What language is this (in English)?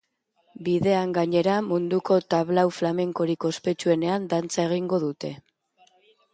Basque